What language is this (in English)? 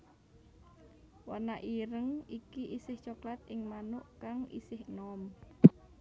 Javanese